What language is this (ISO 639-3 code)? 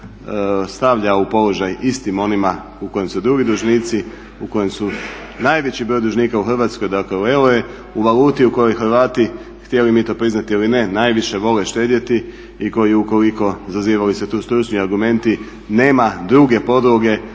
hrv